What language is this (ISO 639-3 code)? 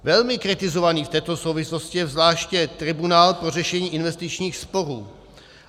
ces